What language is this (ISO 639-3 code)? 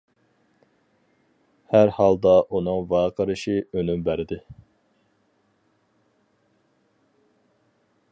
uig